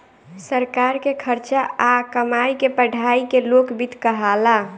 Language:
Bhojpuri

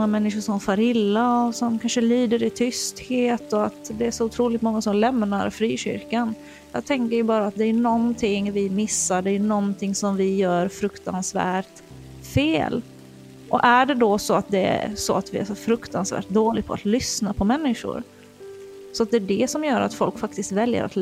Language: Swedish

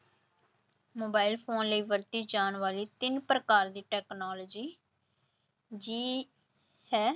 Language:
Punjabi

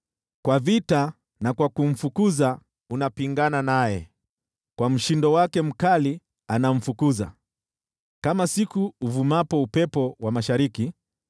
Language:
Swahili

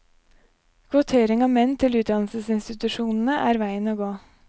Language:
Norwegian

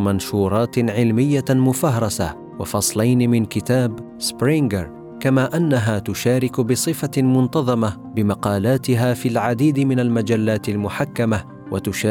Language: Arabic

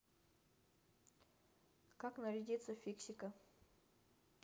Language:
Russian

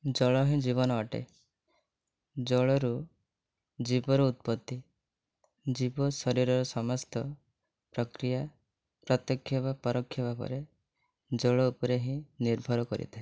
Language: Odia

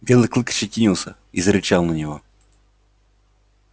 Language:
Russian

